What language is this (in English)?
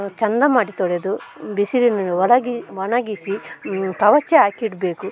Kannada